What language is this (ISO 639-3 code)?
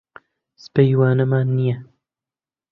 ckb